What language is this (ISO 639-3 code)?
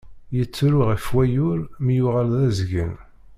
kab